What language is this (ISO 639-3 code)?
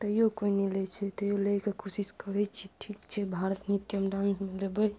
mai